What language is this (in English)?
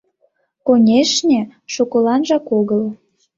Mari